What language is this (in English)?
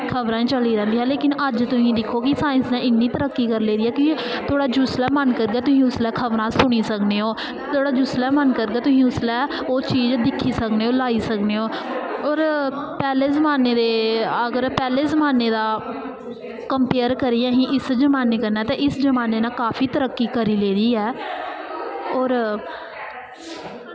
Dogri